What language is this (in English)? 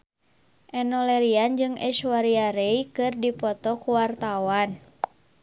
Sundanese